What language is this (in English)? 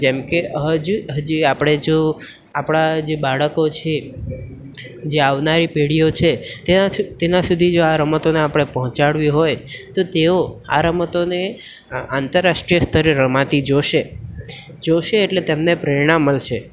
Gujarati